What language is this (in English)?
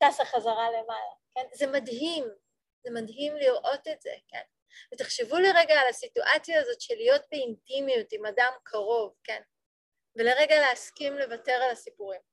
Hebrew